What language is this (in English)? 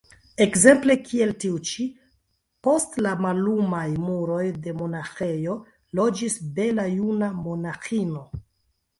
Esperanto